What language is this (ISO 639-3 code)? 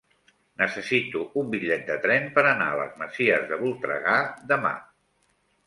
cat